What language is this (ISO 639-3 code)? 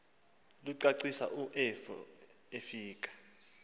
xho